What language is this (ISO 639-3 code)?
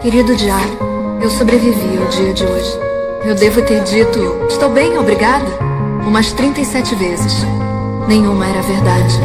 por